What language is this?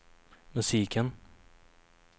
Swedish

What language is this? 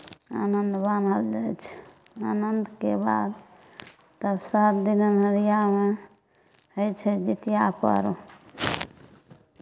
Maithili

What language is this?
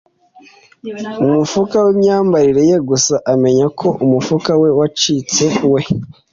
Kinyarwanda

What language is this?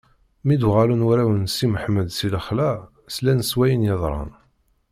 Kabyle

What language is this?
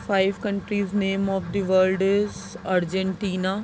Urdu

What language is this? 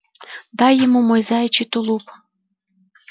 Russian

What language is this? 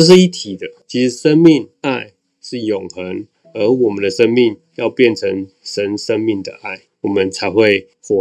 Chinese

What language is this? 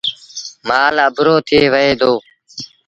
Sindhi Bhil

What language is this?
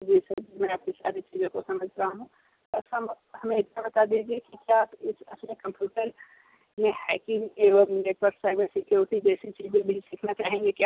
Hindi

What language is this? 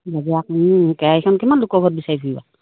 Assamese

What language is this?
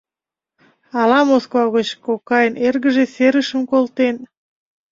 Mari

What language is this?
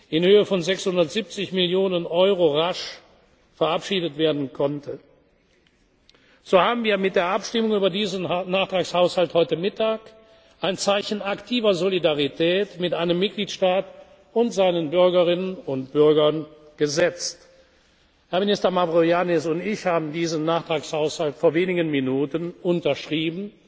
German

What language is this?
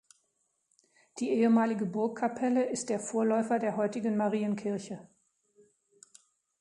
German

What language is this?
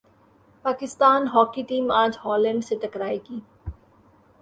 Urdu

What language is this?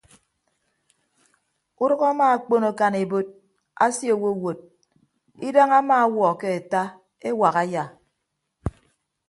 Ibibio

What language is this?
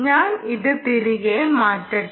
Malayalam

